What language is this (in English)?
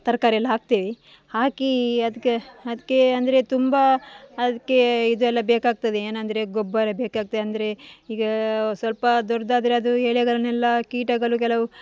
Kannada